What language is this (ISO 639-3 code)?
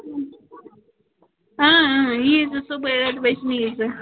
kas